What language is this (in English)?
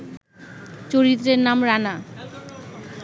Bangla